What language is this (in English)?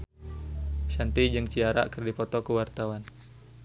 Sundanese